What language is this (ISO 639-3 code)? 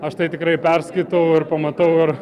lit